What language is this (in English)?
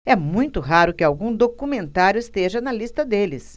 Portuguese